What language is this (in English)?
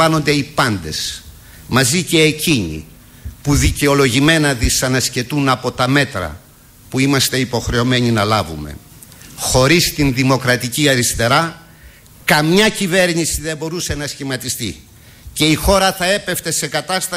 Greek